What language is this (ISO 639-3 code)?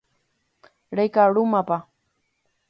grn